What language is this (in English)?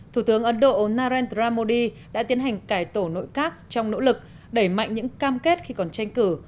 Vietnamese